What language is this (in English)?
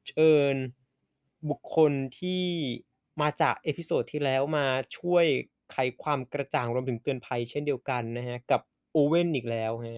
Thai